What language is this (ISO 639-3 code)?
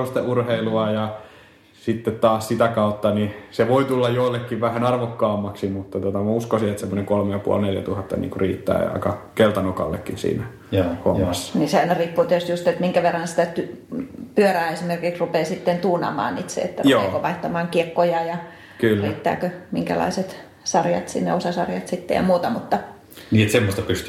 fin